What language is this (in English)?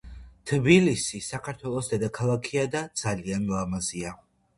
Georgian